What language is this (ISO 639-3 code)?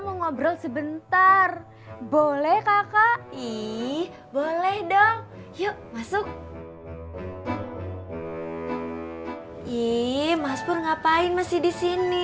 ind